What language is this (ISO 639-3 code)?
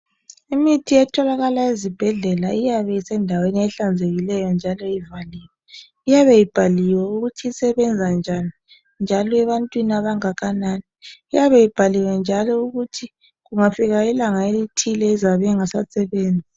nde